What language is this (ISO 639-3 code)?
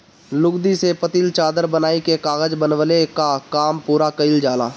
bho